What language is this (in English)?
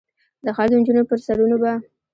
Pashto